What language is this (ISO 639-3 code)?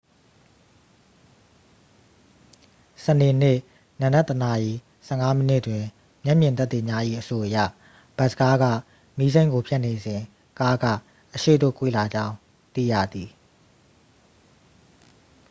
mya